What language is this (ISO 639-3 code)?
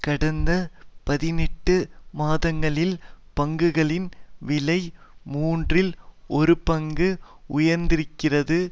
tam